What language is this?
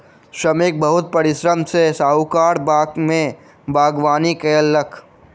Maithili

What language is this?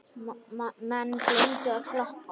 Icelandic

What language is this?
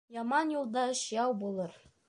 Bashkir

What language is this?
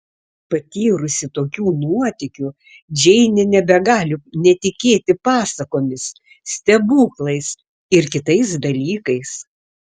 Lithuanian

